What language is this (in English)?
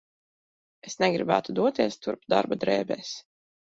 Latvian